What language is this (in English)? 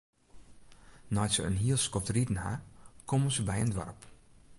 Western Frisian